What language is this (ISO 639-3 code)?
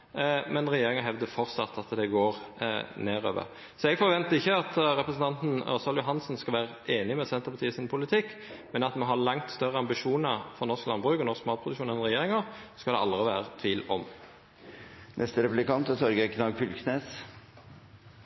nno